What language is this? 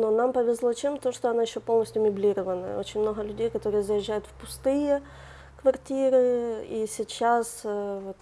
Russian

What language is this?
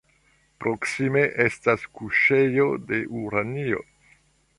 Esperanto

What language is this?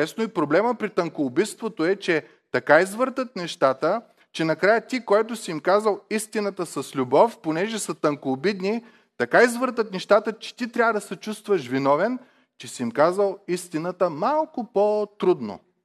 Bulgarian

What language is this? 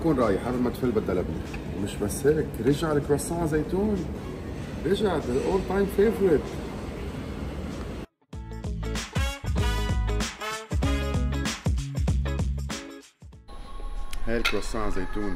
Arabic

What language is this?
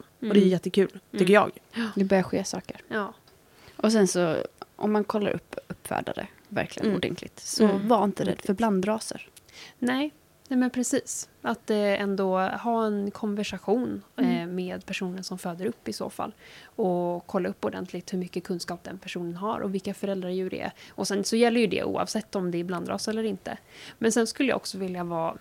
Swedish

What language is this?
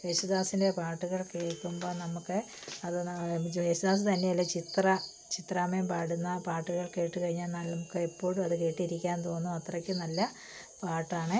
Malayalam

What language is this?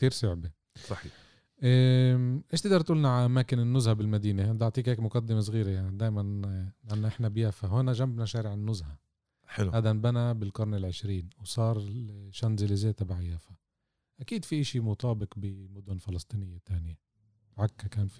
Arabic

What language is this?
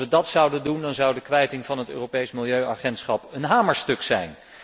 Dutch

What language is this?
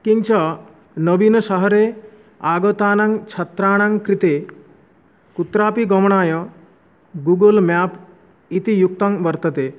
Sanskrit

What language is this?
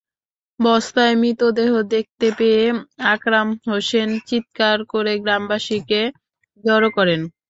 Bangla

